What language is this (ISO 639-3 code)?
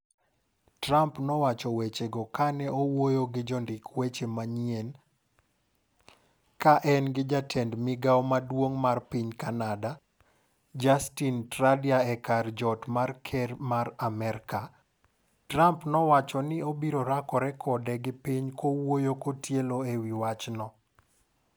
luo